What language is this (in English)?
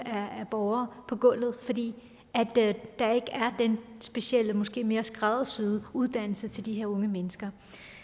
Danish